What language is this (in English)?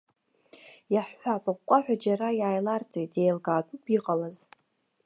Abkhazian